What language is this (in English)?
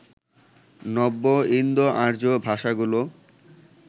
Bangla